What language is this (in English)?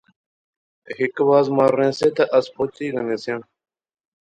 Pahari-Potwari